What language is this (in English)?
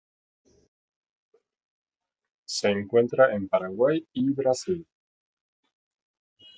Spanish